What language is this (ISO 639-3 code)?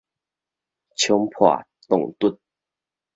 nan